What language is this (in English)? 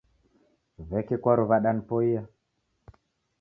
Taita